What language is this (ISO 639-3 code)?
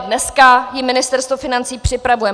ces